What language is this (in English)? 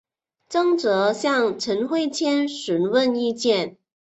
Chinese